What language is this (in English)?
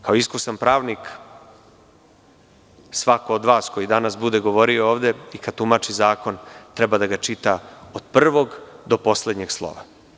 Serbian